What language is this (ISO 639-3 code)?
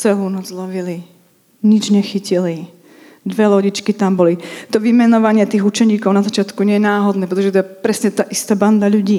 ces